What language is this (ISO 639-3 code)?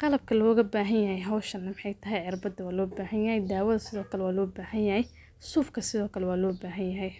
som